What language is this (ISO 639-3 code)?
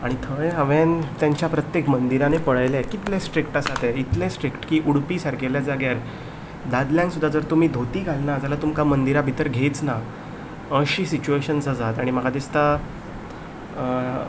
kok